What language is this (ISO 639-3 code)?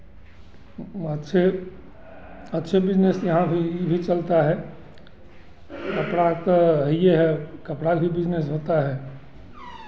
hin